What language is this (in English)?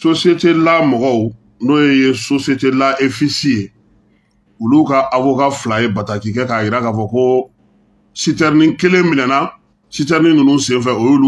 French